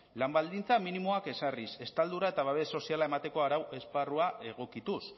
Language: Basque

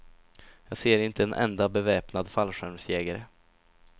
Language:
Swedish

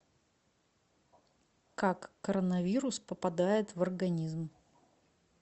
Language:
Russian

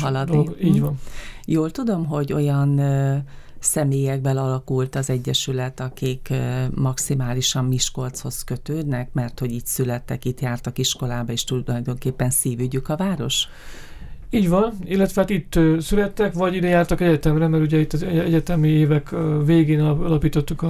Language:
Hungarian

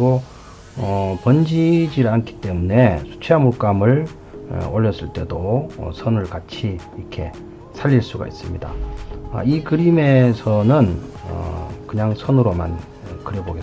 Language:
Korean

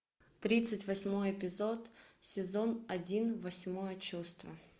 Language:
Russian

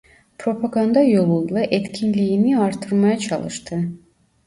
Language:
Turkish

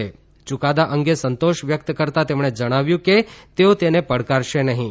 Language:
Gujarati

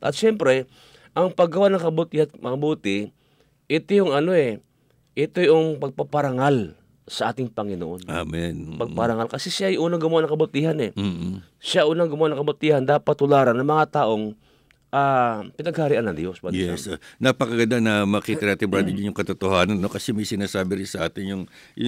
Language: Filipino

